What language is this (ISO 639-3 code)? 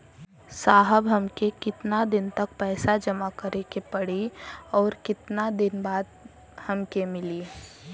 bho